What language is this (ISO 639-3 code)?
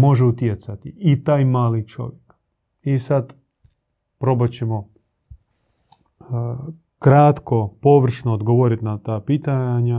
hrv